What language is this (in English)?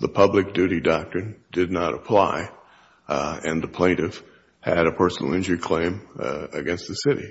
English